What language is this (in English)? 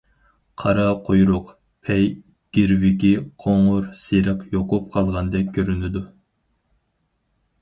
Uyghur